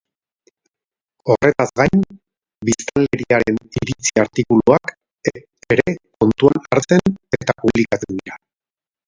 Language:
Basque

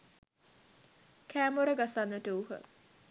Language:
Sinhala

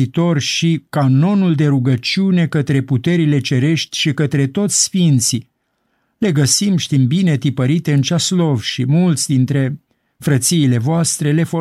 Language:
Romanian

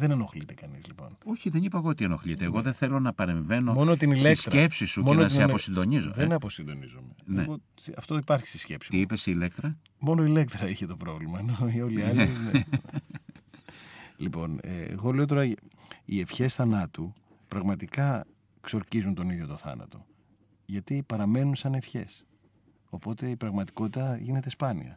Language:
Greek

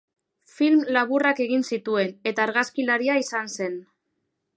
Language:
Basque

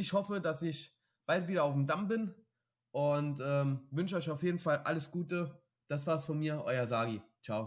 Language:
German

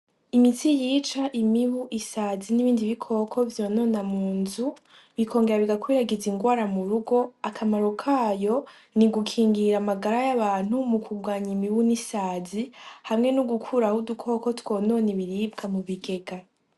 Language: Rundi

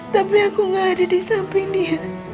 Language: Indonesian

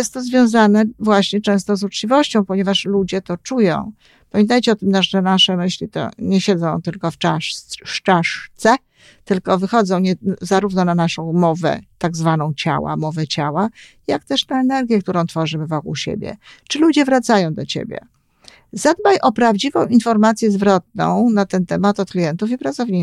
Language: Polish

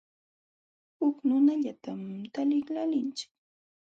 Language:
Jauja Wanca Quechua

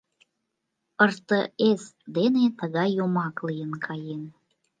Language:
Mari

